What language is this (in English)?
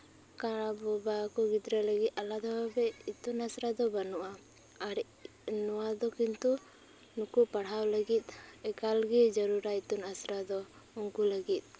Santali